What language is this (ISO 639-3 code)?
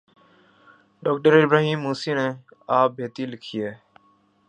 urd